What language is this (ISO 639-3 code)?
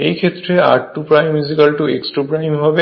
ben